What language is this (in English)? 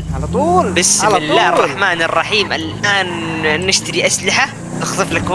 Arabic